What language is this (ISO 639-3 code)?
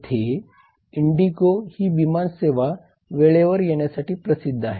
mar